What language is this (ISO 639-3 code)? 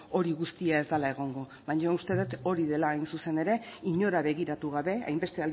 eus